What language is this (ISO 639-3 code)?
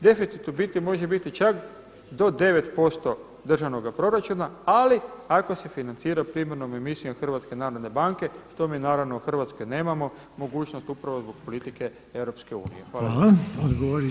hrv